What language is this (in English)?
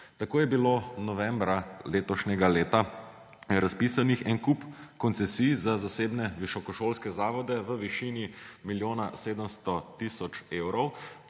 Slovenian